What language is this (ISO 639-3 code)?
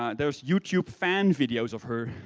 eng